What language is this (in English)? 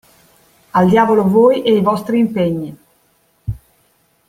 Italian